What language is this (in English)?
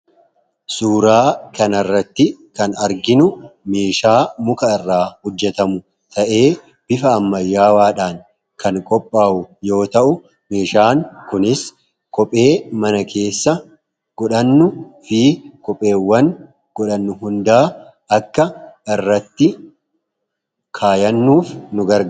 Oromo